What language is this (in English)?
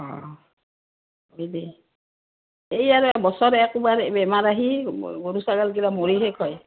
Assamese